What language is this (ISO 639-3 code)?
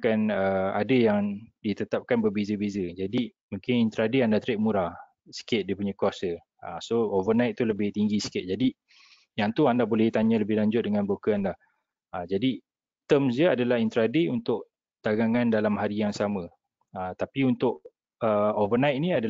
msa